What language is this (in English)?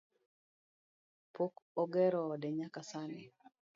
Luo (Kenya and Tanzania)